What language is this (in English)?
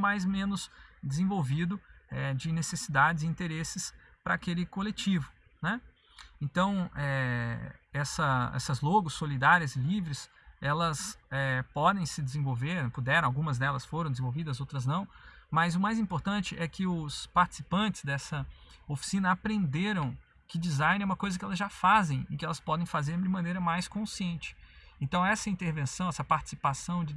Portuguese